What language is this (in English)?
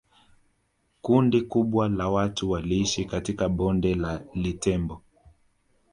Swahili